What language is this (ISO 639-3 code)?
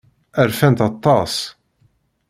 kab